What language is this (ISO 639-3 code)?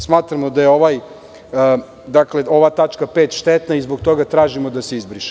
srp